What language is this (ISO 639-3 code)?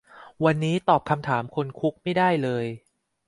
tha